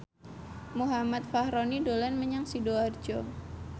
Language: Javanese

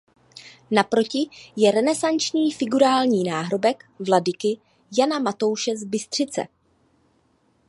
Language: Czech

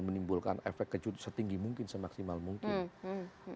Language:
Indonesian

